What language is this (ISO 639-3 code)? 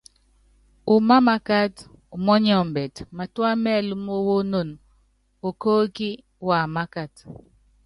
yav